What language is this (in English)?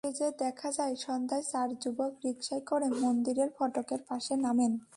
Bangla